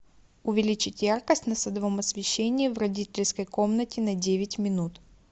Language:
Russian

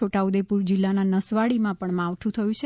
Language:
Gujarati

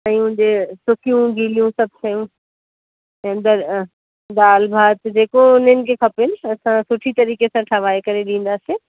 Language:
Sindhi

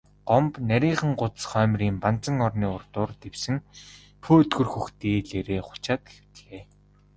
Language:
Mongolian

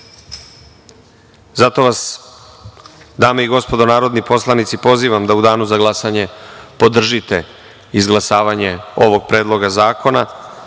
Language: Serbian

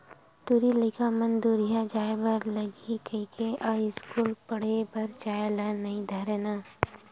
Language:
Chhattisgarhi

